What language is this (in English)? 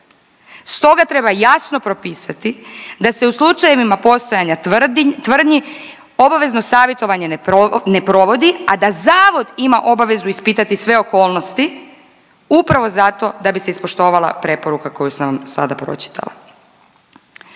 Croatian